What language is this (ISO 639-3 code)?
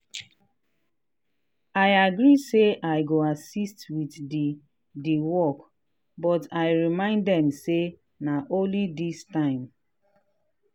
pcm